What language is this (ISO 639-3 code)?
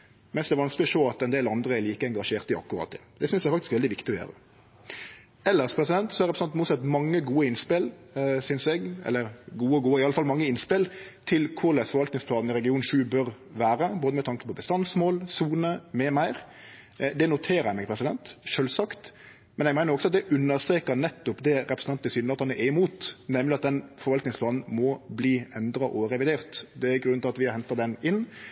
nno